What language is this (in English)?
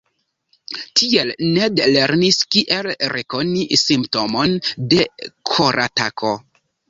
Esperanto